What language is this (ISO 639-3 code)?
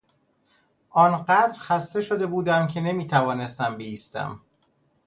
fas